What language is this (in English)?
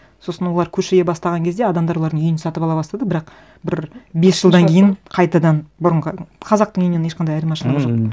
Kazakh